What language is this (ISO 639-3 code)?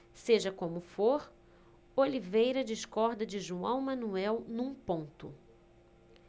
por